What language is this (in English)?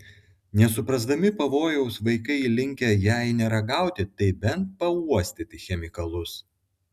Lithuanian